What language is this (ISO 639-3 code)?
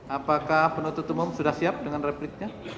ind